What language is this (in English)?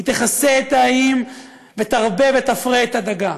Hebrew